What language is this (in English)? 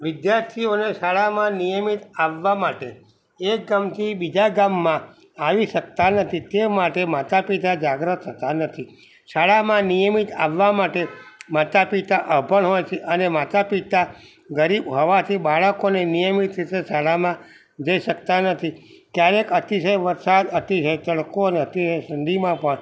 Gujarati